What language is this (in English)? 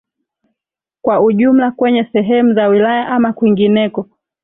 Swahili